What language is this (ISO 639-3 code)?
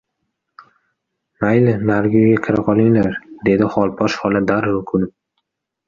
uzb